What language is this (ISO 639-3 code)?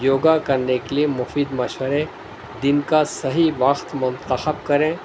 urd